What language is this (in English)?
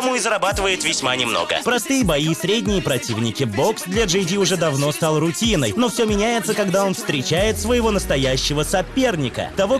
Russian